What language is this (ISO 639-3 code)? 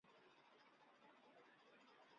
zho